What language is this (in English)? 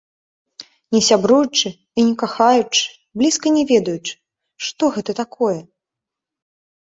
Belarusian